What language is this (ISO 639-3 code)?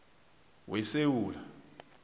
nbl